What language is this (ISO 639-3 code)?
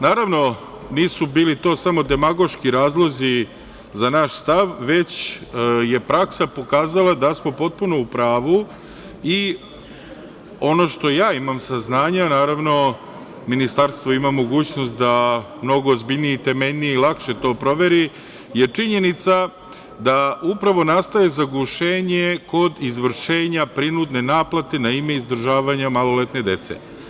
srp